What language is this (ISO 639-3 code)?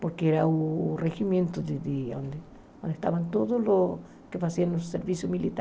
por